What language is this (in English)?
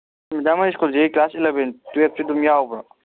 Manipuri